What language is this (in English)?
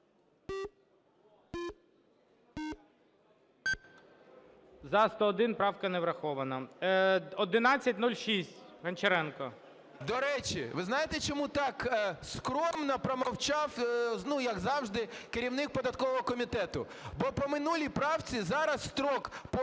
Ukrainian